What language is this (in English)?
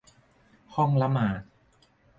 Thai